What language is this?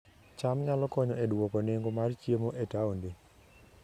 Luo (Kenya and Tanzania)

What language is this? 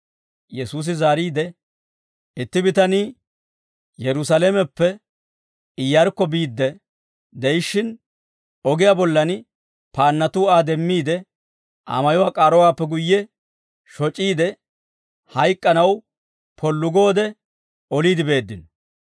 Dawro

